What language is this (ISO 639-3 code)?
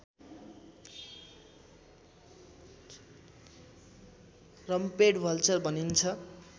nep